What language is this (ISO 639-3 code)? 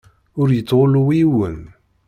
kab